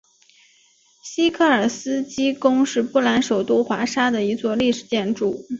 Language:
Chinese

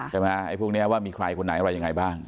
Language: Thai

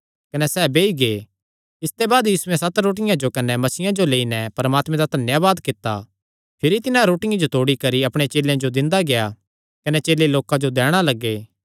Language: Kangri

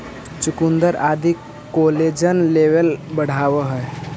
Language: Magahi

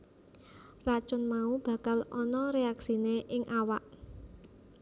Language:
Javanese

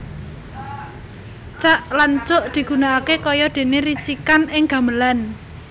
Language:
Javanese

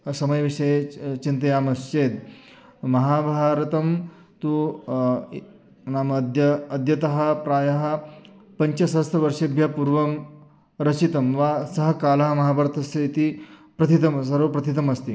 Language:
Sanskrit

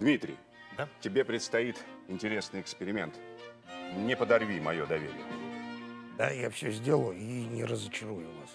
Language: Russian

